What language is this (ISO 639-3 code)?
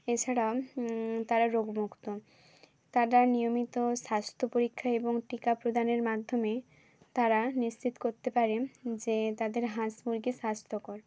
ben